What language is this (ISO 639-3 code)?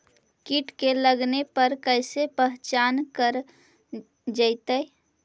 mag